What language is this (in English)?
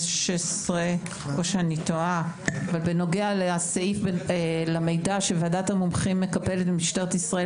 Hebrew